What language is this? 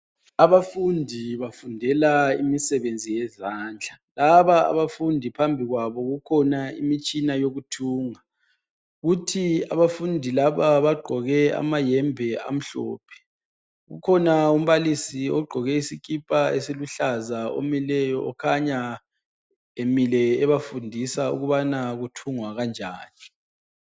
North Ndebele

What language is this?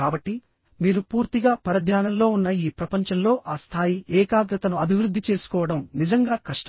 Telugu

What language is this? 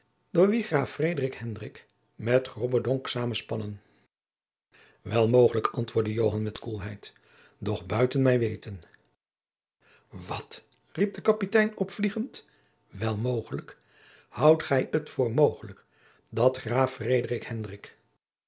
Dutch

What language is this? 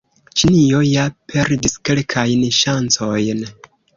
Esperanto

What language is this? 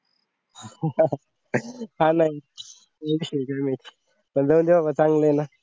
Marathi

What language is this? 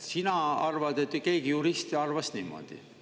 Estonian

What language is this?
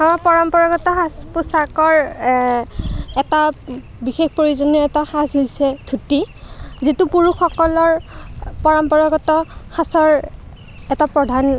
Assamese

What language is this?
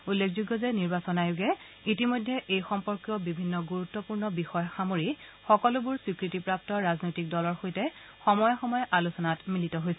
Assamese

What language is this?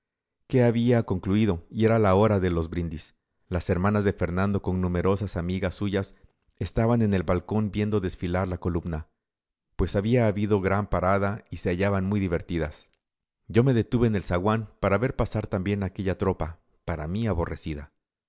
Spanish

